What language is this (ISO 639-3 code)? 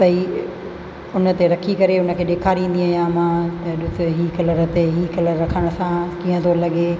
snd